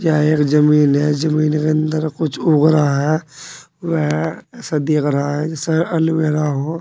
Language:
Hindi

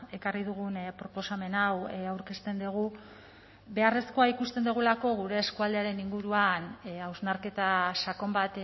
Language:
Basque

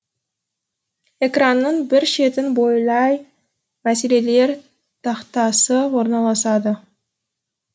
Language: Kazakh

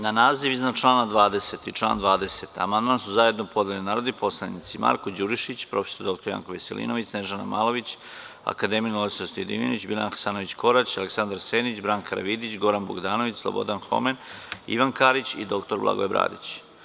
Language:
Serbian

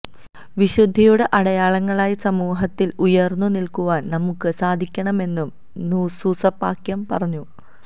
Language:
Malayalam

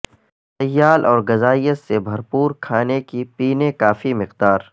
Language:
Urdu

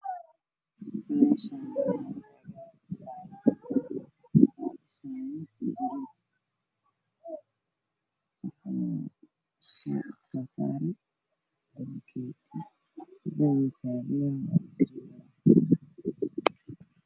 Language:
Somali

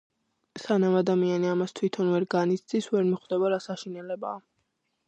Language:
Georgian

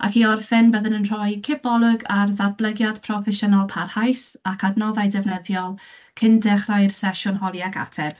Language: Welsh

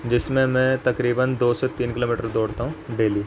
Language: Urdu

